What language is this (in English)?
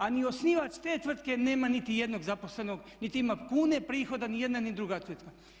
Croatian